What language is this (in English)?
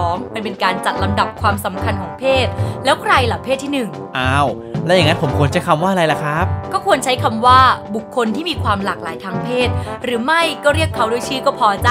Thai